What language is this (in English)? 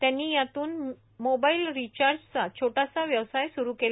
Marathi